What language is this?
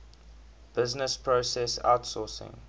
English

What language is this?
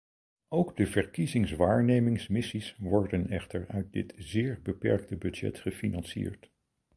Dutch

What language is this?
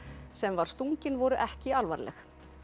Icelandic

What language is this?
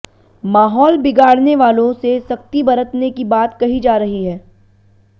Hindi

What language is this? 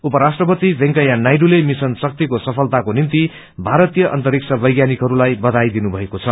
Nepali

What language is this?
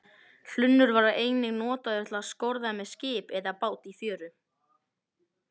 Icelandic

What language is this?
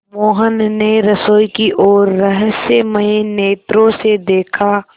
Hindi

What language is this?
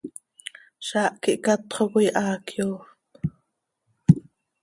Seri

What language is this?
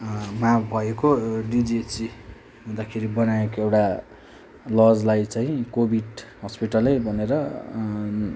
Nepali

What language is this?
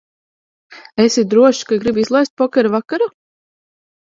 Latvian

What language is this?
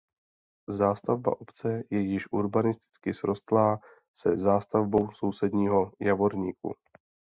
Czech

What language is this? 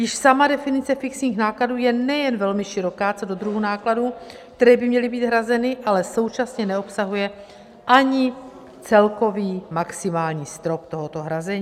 Czech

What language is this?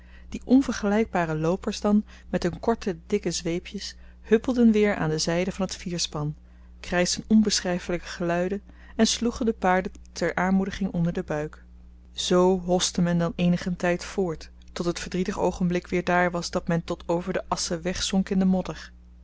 Dutch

